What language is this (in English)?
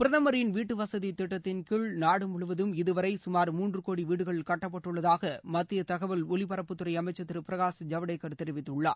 Tamil